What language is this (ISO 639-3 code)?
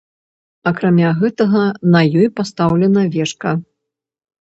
bel